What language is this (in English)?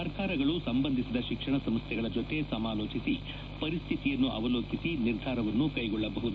Kannada